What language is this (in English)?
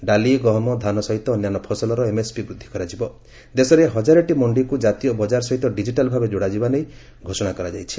Odia